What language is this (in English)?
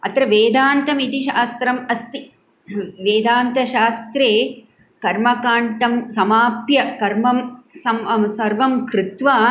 Sanskrit